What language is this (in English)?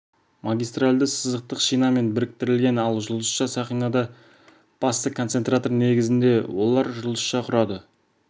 Kazakh